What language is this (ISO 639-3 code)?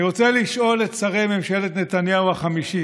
heb